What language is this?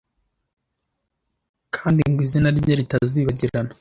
Kinyarwanda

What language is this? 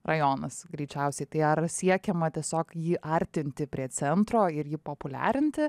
Lithuanian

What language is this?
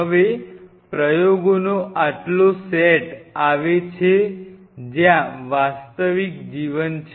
Gujarati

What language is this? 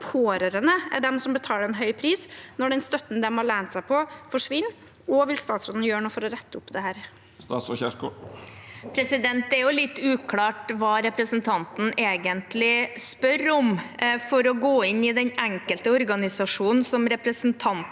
Norwegian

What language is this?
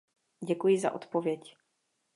Czech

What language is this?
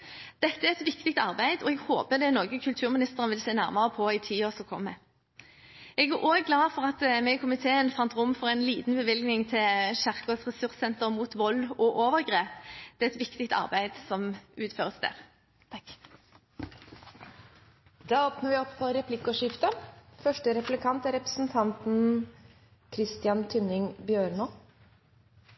Norwegian Bokmål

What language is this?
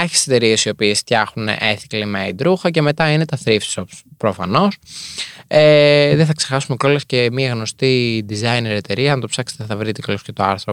Greek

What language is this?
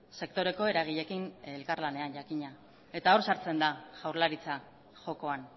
Basque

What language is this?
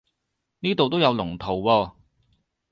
Cantonese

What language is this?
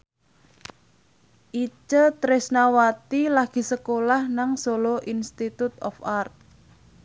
Javanese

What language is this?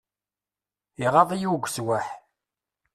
Kabyle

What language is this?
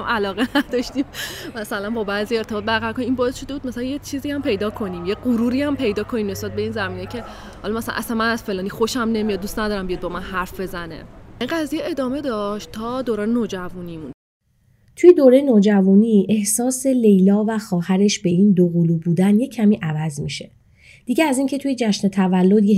Persian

